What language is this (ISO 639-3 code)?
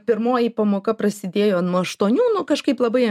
lit